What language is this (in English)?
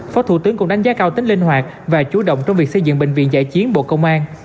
Vietnamese